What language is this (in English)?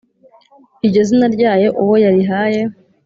Kinyarwanda